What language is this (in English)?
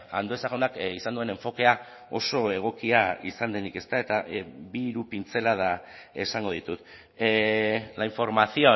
Basque